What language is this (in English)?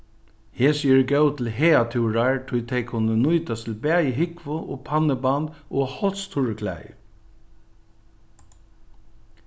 Faroese